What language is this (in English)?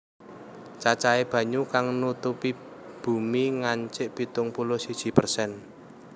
Javanese